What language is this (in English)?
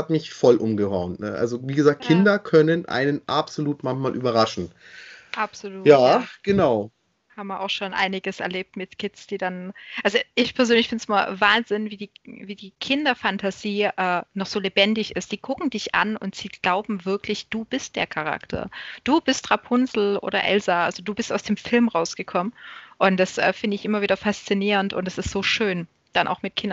German